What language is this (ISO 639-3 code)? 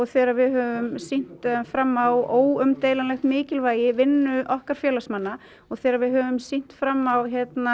isl